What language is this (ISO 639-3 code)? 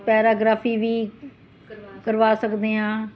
pan